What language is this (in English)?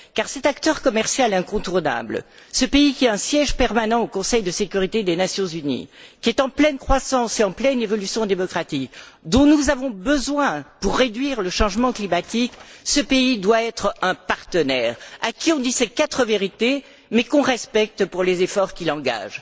French